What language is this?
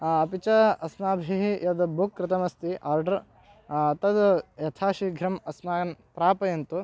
Sanskrit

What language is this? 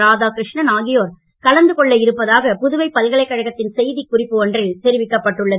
Tamil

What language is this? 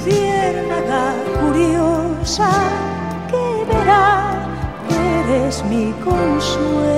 Greek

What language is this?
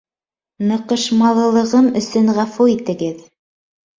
Bashkir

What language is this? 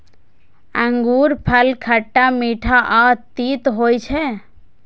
Maithili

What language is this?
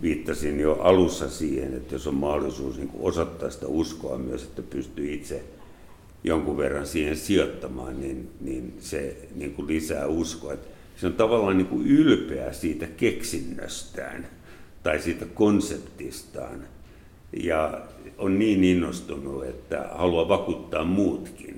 Finnish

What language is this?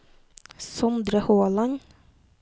Norwegian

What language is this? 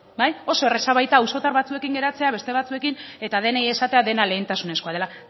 Basque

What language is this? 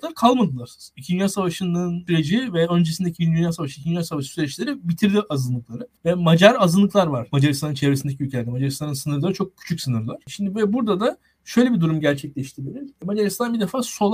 Turkish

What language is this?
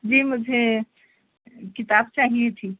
Urdu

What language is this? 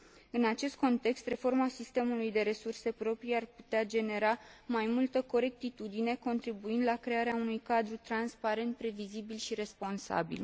Romanian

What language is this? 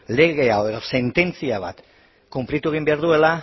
Basque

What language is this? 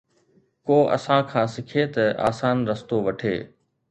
Sindhi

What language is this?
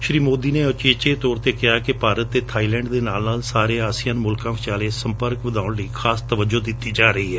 Punjabi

